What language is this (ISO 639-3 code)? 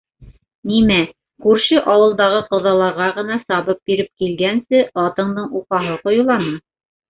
bak